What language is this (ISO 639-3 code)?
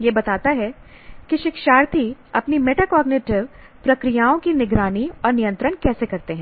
hin